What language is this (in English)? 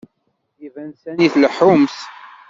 Kabyle